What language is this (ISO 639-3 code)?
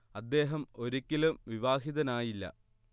mal